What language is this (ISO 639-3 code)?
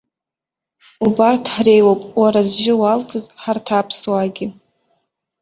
abk